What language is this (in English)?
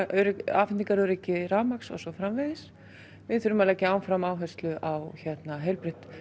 Icelandic